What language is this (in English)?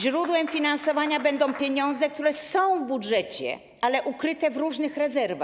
Polish